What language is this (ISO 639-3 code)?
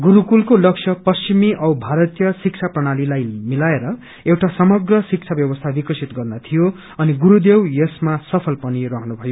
nep